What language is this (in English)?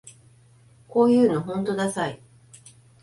Japanese